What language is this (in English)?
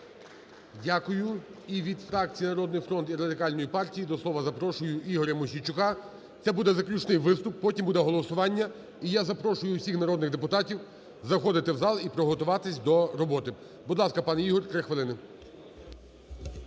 Ukrainian